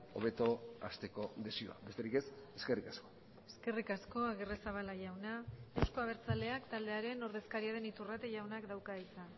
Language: Basque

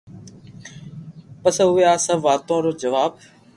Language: Loarki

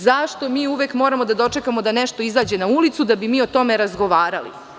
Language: Serbian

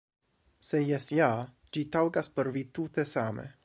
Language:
Esperanto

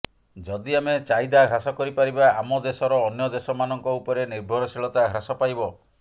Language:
Odia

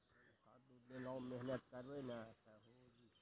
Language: Maithili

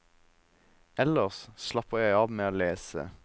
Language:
Norwegian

